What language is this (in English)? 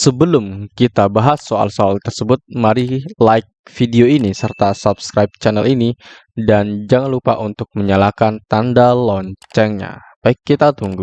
Indonesian